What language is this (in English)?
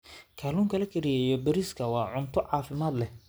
Somali